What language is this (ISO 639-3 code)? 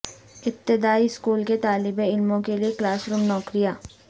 urd